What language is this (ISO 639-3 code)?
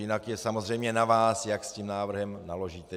ces